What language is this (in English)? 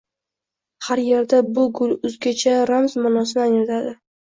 Uzbek